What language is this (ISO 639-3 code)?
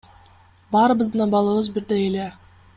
kir